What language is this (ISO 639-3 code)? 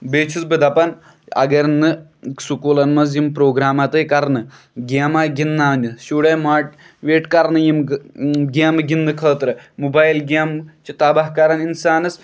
kas